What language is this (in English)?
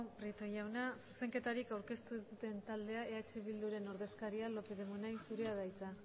Basque